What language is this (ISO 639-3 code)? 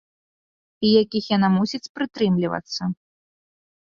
bel